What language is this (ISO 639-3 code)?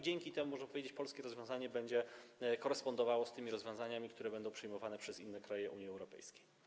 pol